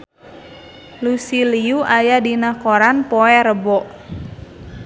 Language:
Sundanese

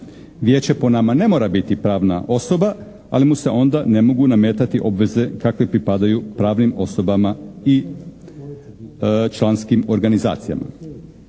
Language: Croatian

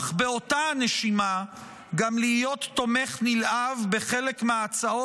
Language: Hebrew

